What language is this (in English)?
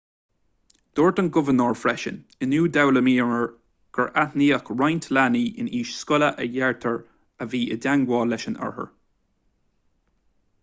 Irish